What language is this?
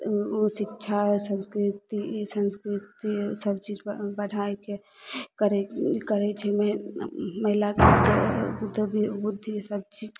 Maithili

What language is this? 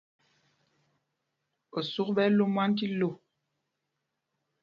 Mpumpong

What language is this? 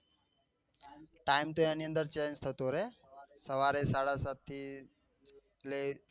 Gujarati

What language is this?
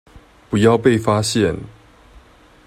Chinese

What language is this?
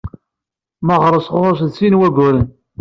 Kabyle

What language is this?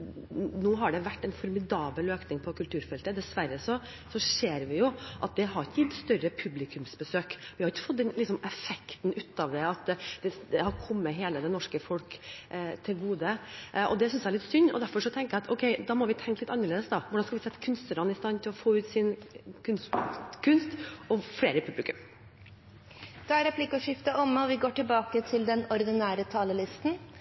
Norwegian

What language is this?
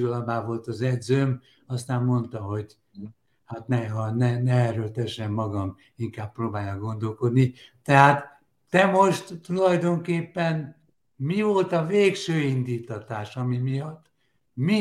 Hungarian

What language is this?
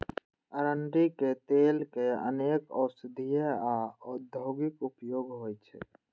Maithili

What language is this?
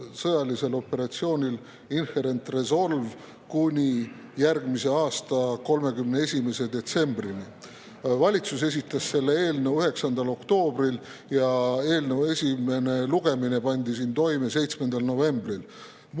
Estonian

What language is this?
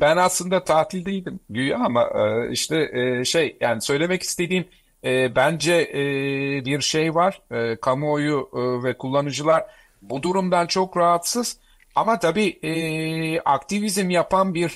Turkish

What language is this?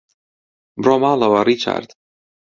Central Kurdish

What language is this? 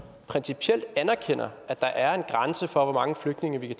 Danish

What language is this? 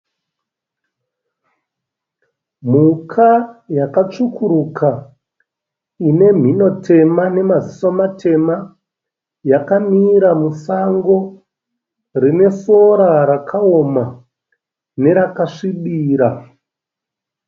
Shona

